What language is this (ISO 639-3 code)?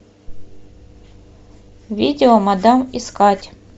rus